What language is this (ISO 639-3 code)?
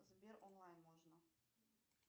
rus